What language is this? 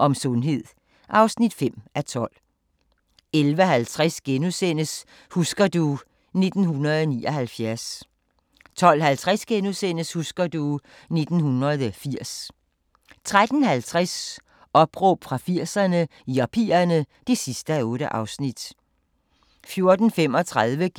Danish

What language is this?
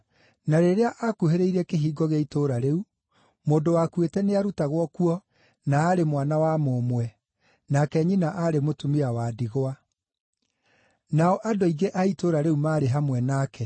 Kikuyu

